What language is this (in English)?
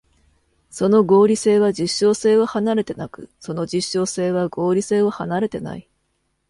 Japanese